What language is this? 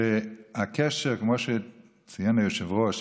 Hebrew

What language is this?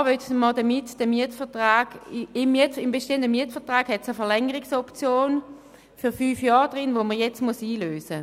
Swiss German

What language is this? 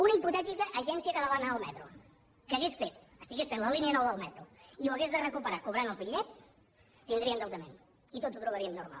Catalan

